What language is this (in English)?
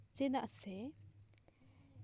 Santali